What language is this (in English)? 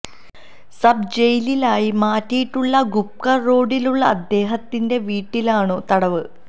Malayalam